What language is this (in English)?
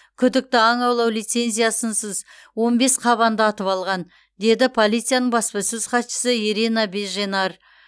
Kazakh